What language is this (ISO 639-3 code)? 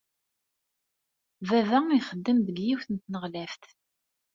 kab